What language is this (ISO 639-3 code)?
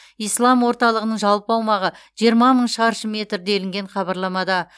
kaz